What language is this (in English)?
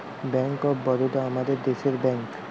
Bangla